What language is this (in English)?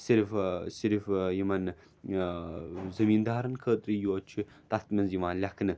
Kashmiri